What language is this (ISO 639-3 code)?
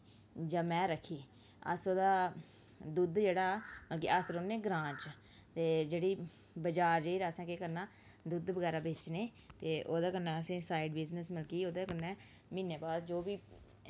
doi